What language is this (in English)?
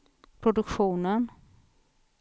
Swedish